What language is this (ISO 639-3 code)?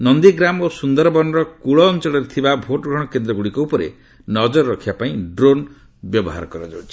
ori